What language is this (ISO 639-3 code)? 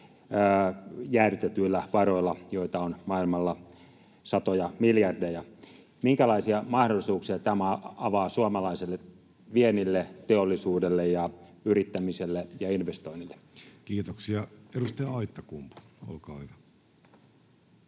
fin